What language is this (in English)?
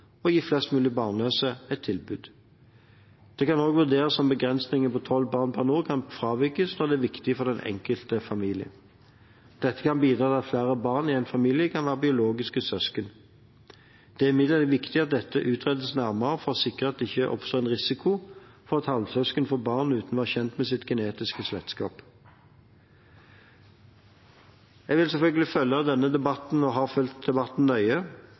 Norwegian Bokmål